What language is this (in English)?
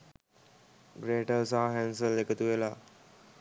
Sinhala